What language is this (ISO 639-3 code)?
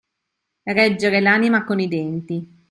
ita